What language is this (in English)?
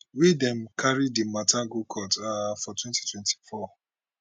Nigerian Pidgin